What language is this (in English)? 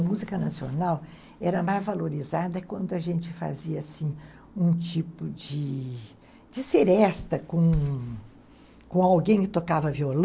Portuguese